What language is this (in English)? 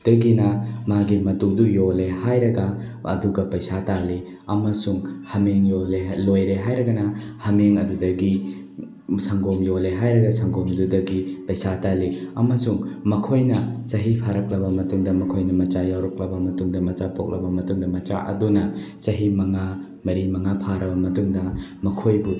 Manipuri